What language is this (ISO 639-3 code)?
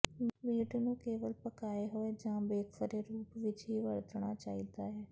pan